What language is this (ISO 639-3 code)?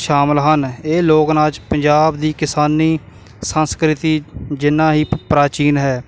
pan